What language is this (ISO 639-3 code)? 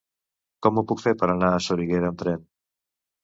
cat